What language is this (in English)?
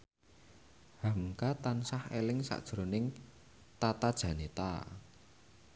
Javanese